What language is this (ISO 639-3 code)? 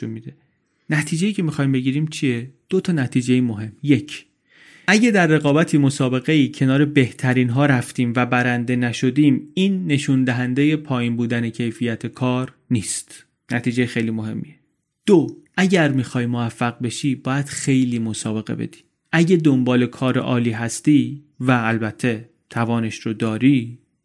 fas